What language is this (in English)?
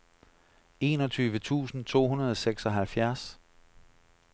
Danish